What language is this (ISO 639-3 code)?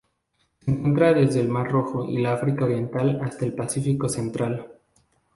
spa